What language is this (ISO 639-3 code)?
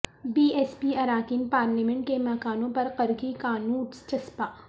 urd